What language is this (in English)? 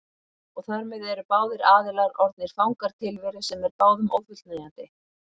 Icelandic